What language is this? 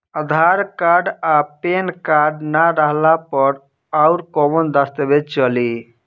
Bhojpuri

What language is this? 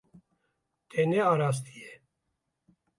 Kurdish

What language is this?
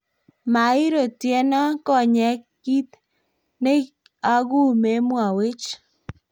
Kalenjin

